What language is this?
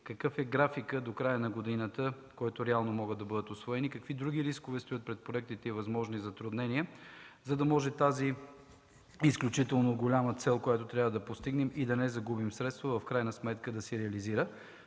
Bulgarian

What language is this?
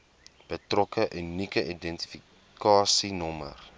Afrikaans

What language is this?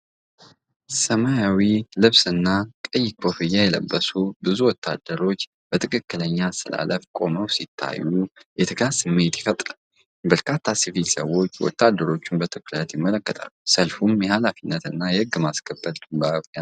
Amharic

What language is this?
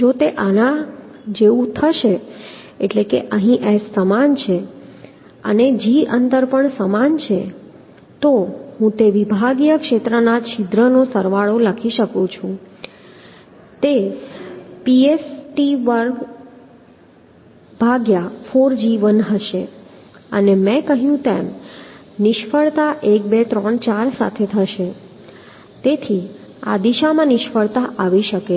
Gujarati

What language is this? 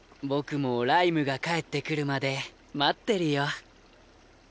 Japanese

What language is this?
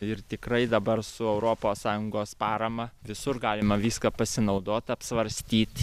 Lithuanian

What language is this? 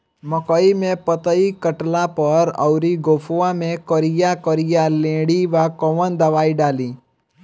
Bhojpuri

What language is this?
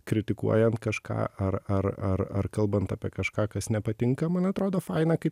Lithuanian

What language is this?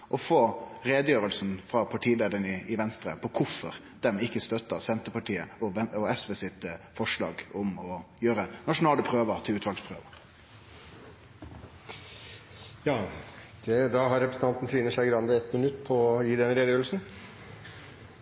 Norwegian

